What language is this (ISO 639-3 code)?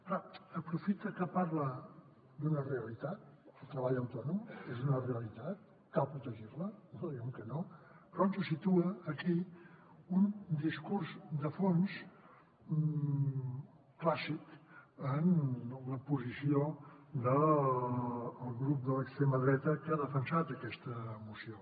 cat